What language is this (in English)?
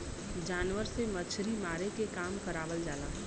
Bhojpuri